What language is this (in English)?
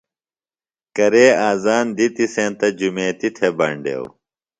Phalura